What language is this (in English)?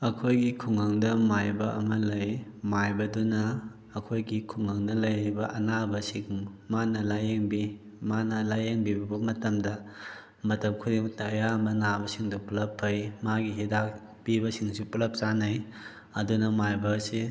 Manipuri